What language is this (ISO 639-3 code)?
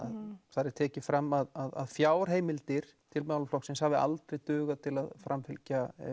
isl